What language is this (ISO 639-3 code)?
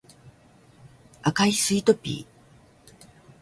jpn